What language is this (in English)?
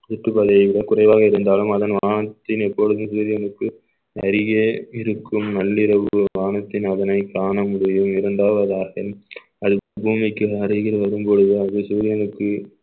Tamil